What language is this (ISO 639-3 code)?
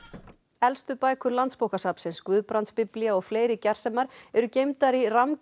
isl